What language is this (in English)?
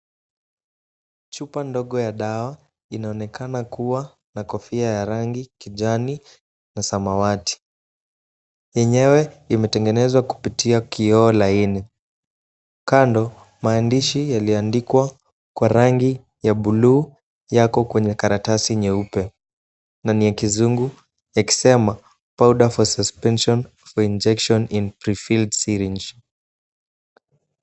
Swahili